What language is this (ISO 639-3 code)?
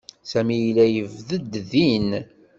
kab